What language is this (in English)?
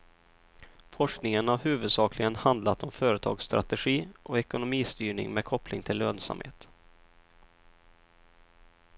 Swedish